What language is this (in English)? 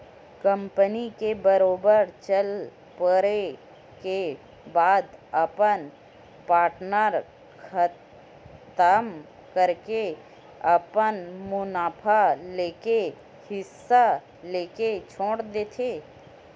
Chhattisgarhi